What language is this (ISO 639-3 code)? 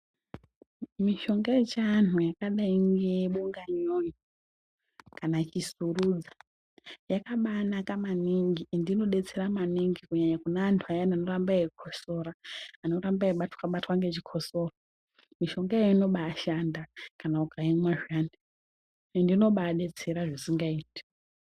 ndc